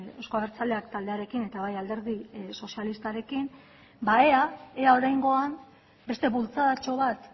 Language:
Basque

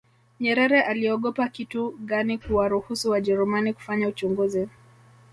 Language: Swahili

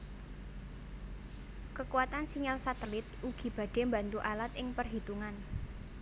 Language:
Javanese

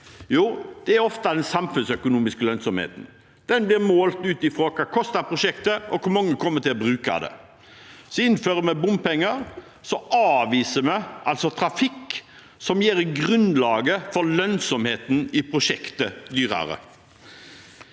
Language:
Norwegian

